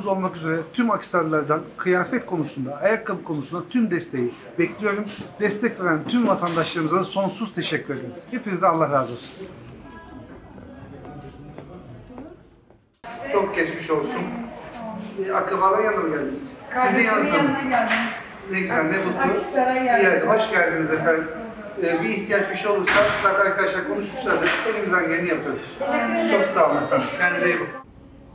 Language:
Turkish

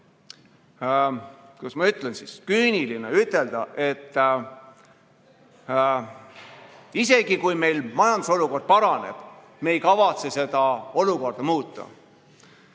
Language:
Estonian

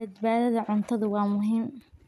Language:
Somali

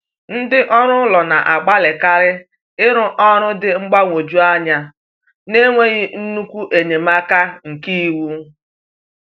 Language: Igbo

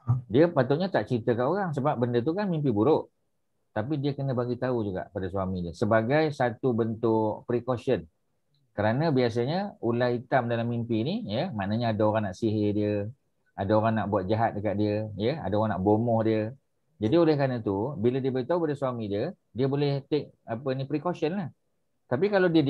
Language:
Malay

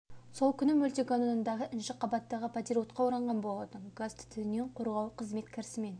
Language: Kazakh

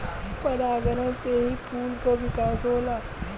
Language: Bhojpuri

